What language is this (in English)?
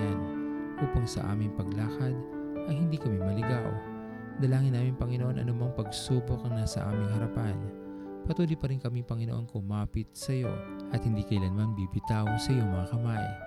Filipino